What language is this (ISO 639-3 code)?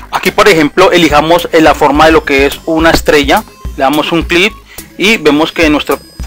spa